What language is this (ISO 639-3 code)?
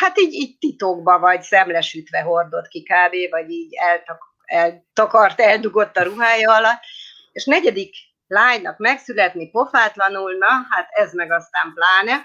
hun